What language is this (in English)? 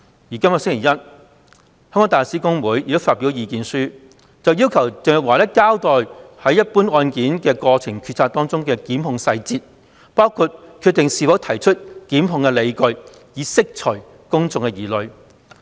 Cantonese